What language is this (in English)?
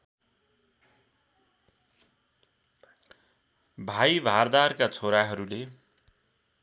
Nepali